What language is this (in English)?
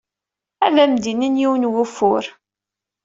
Kabyle